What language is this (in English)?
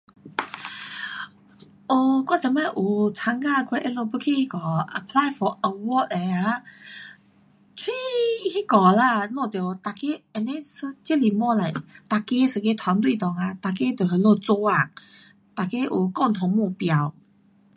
Pu-Xian Chinese